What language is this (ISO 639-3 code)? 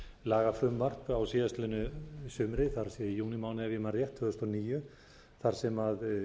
isl